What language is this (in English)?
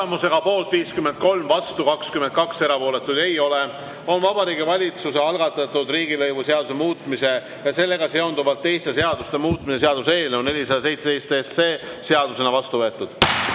Estonian